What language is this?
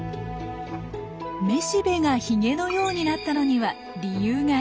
Japanese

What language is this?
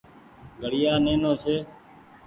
Goaria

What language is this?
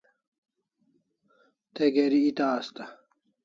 Kalasha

